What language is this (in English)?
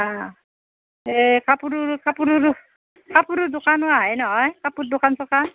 Assamese